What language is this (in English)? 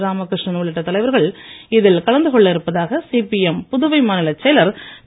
Tamil